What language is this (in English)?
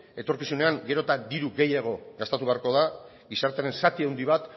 Basque